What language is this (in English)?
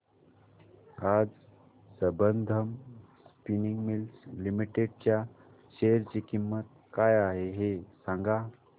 Marathi